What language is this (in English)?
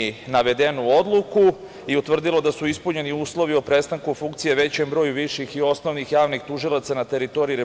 Serbian